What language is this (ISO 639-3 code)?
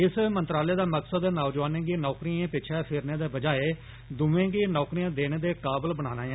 doi